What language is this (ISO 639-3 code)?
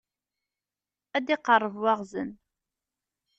kab